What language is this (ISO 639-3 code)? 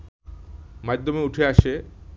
ben